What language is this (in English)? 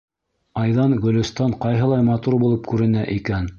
Bashkir